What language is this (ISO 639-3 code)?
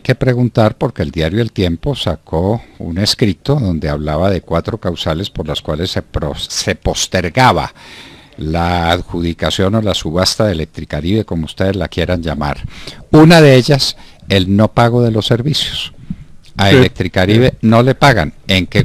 spa